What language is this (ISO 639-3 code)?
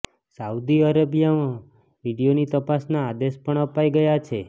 guj